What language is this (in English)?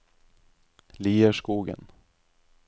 Norwegian